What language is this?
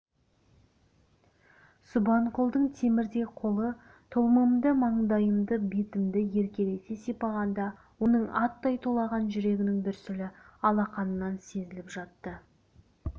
Kazakh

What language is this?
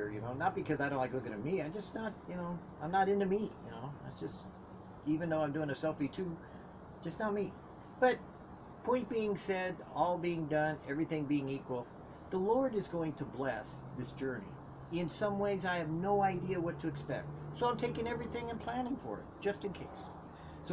English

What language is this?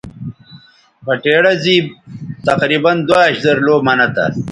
Bateri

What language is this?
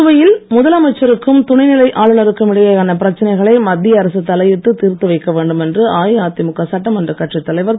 Tamil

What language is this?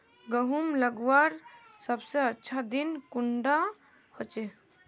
Magahi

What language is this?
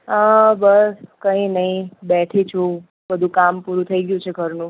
Gujarati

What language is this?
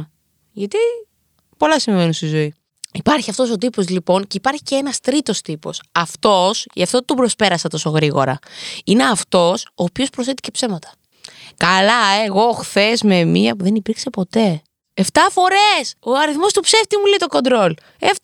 Greek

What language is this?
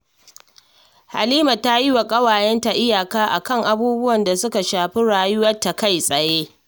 Hausa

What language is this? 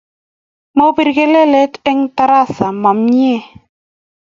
Kalenjin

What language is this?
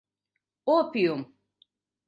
Mari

